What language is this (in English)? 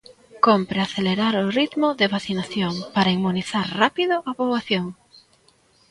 Galician